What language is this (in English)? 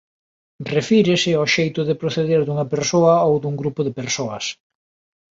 Galician